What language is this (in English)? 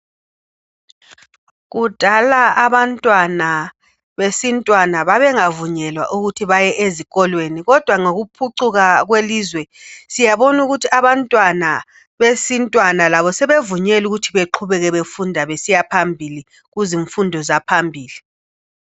North Ndebele